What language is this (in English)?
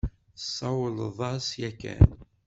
Kabyle